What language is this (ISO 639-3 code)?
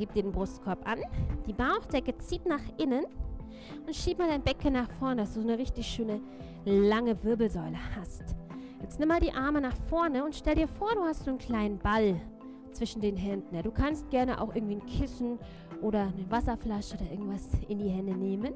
deu